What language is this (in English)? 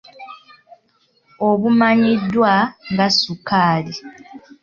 Ganda